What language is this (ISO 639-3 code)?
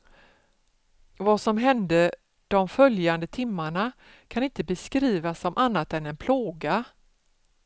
swe